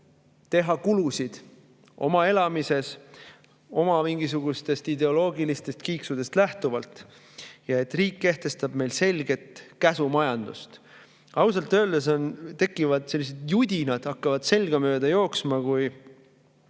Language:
Estonian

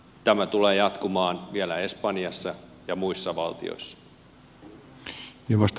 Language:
Finnish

